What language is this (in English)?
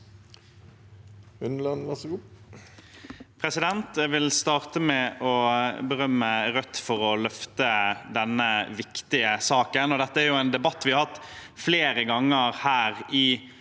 Norwegian